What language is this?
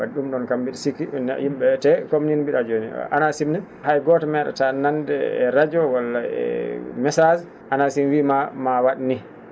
Fula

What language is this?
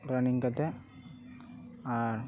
Santali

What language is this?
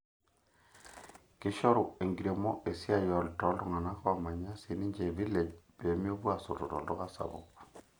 Masai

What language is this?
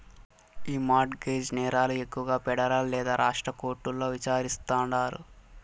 Telugu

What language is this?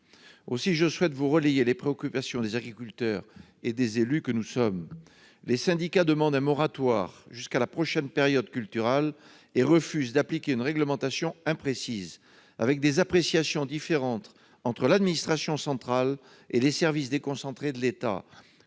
French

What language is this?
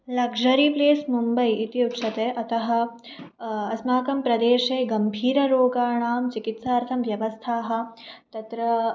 Sanskrit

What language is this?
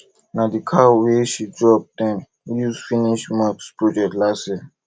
Nigerian Pidgin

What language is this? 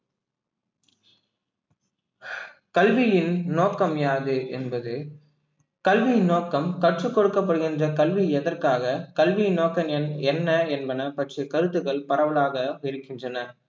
Tamil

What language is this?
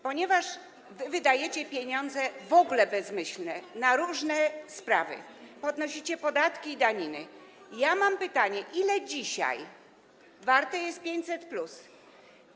Polish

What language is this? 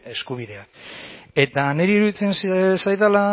Basque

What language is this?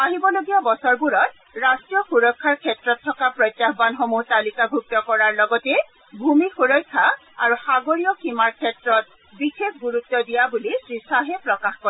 Assamese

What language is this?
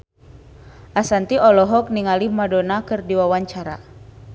Sundanese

